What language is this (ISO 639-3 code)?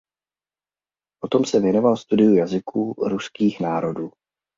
ces